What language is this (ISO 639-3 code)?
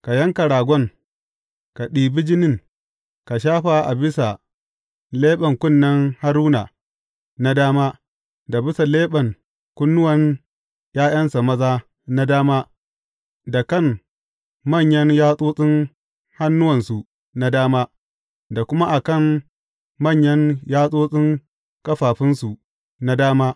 hau